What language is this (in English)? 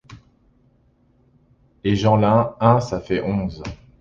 French